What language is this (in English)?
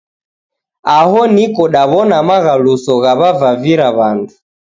Taita